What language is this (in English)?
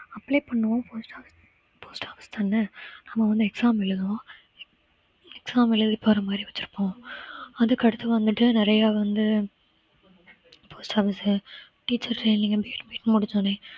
Tamil